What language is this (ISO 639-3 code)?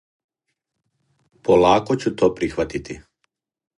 srp